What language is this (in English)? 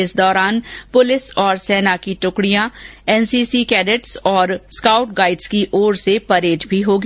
Hindi